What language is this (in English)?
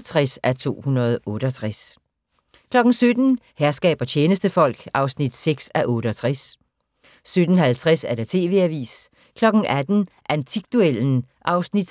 Danish